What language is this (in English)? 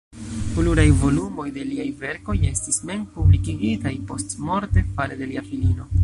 Esperanto